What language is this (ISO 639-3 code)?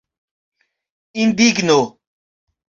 epo